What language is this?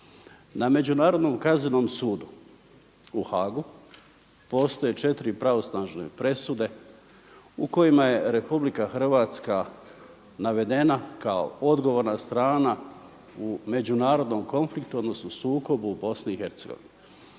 Croatian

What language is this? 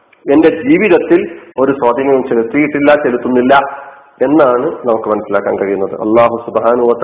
Malayalam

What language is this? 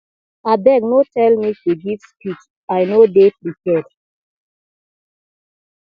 Nigerian Pidgin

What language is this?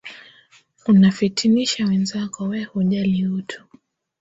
Swahili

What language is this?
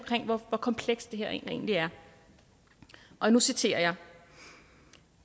Danish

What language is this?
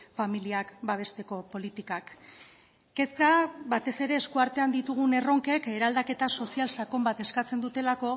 Basque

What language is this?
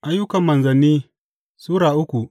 Hausa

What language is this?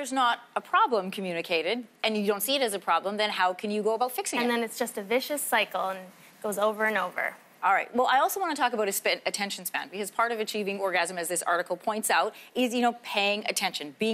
English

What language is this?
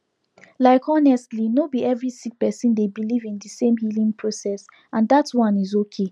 Nigerian Pidgin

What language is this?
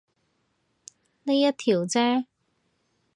Cantonese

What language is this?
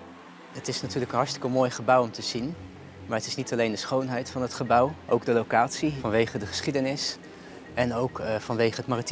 Dutch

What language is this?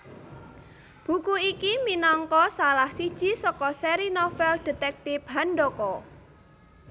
Javanese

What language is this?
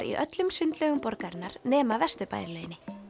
Icelandic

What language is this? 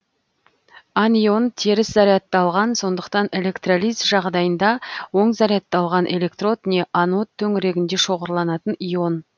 Kazakh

